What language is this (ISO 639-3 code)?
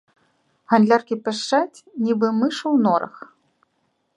bel